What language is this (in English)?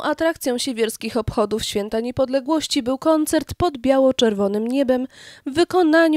Polish